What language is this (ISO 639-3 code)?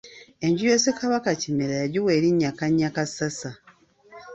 lug